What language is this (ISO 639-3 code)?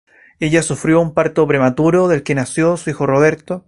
spa